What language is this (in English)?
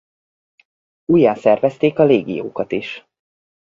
Hungarian